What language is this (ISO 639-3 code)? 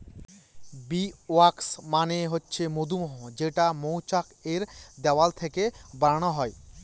ben